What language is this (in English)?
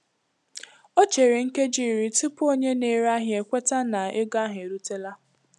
Igbo